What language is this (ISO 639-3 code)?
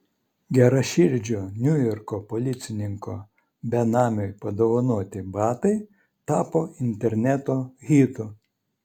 lit